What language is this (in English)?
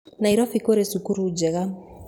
Kikuyu